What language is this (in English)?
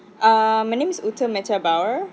English